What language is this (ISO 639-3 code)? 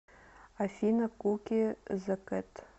rus